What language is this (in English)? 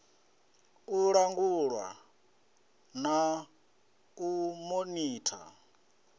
Venda